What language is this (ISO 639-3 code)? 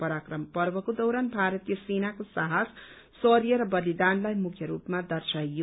nep